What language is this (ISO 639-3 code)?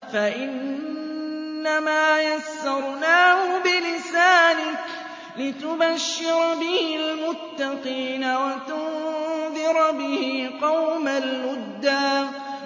ara